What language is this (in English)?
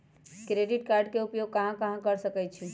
Magahi